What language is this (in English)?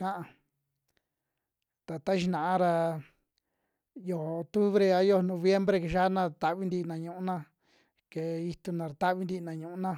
Western Juxtlahuaca Mixtec